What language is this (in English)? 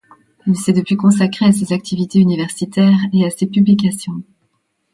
French